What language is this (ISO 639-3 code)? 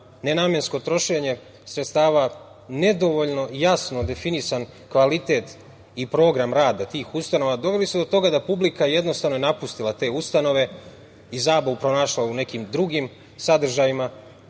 srp